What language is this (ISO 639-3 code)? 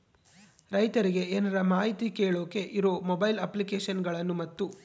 kan